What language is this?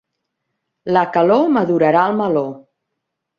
Catalan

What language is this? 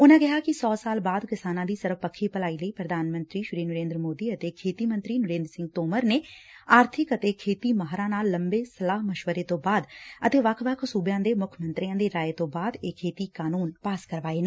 Punjabi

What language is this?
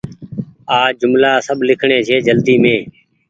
Goaria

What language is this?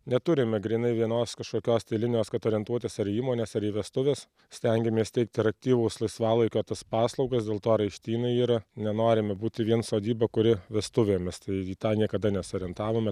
Lithuanian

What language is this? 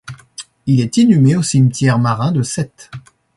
French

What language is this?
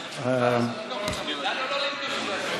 Hebrew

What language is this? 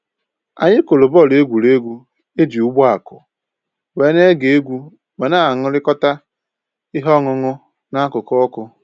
Igbo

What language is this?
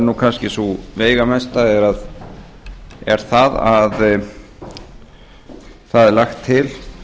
Icelandic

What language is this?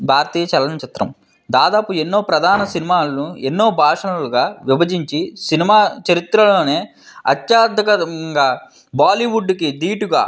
Telugu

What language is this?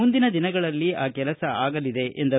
Kannada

